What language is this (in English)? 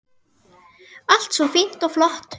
Icelandic